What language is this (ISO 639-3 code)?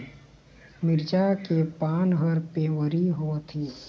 hne